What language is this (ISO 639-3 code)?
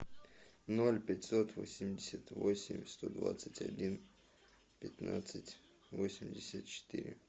rus